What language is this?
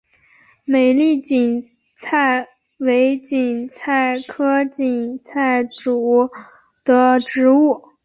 Chinese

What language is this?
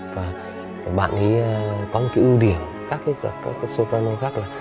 Vietnamese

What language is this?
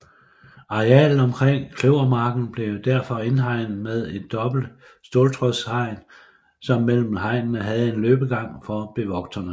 Danish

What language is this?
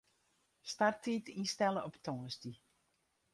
Western Frisian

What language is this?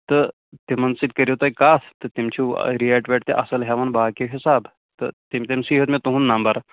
Kashmiri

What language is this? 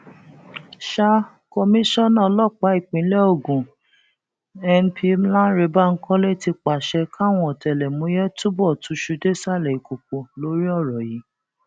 Yoruba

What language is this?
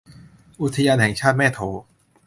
Thai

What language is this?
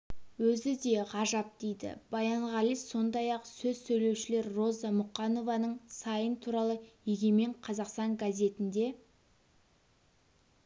Kazakh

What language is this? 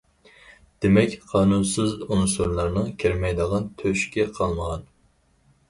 Uyghur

